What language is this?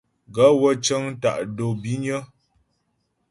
Ghomala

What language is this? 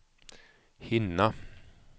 Swedish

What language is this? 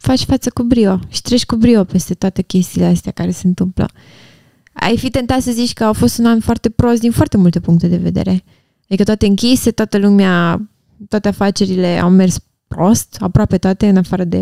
Romanian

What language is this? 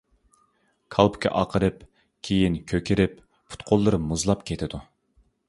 Uyghur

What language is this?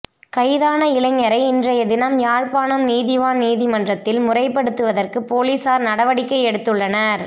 Tamil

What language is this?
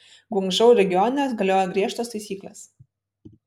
Lithuanian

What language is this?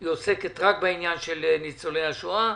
Hebrew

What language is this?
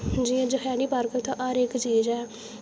Dogri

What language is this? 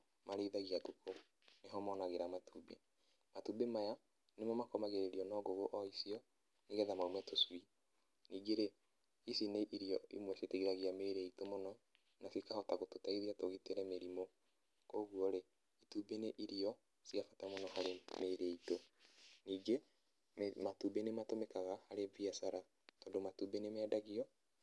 Kikuyu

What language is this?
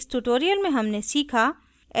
Hindi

